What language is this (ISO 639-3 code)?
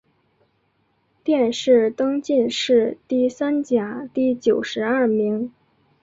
zho